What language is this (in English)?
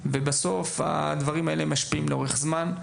Hebrew